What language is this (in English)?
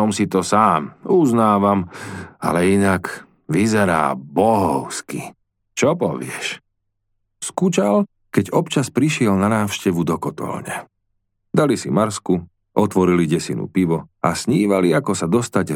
Slovak